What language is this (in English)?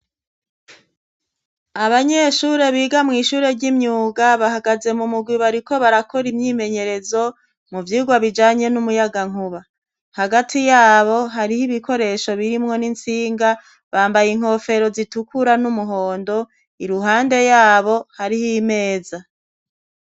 Rundi